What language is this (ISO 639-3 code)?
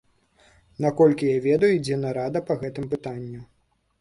bel